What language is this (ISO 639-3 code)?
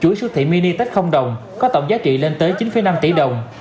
vie